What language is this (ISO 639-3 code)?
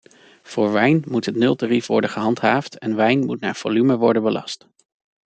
nld